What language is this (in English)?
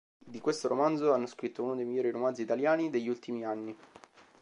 Italian